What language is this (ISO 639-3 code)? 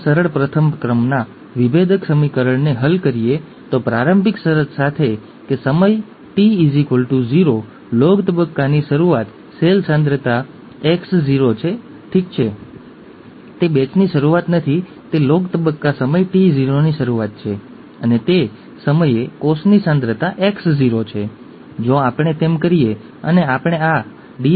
guj